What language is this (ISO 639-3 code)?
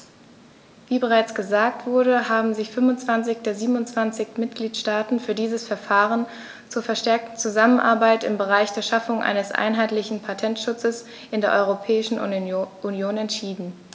deu